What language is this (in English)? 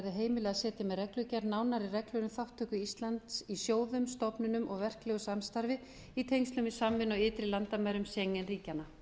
Icelandic